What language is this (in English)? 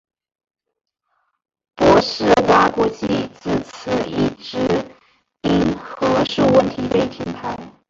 Chinese